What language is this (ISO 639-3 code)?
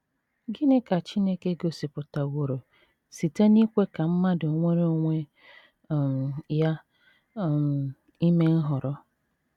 ibo